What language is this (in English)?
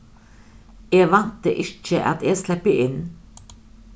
Faroese